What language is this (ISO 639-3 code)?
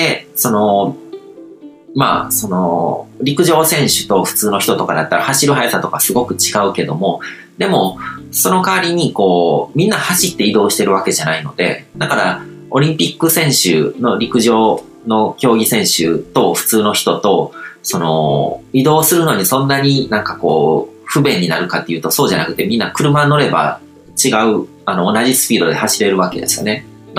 jpn